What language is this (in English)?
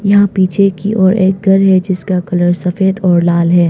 Hindi